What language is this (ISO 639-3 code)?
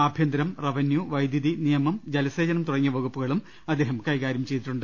mal